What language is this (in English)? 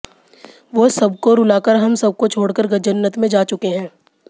Hindi